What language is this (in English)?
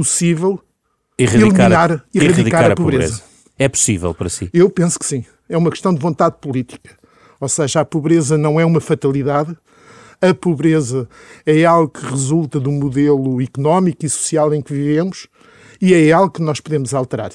Portuguese